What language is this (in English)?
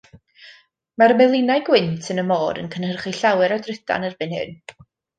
Welsh